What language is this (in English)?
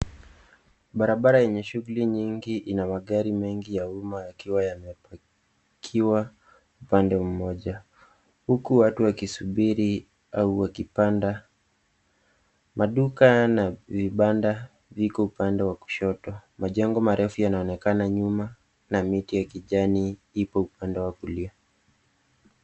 Swahili